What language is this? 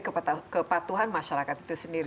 Indonesian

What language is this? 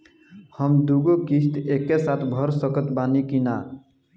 Bhojpuri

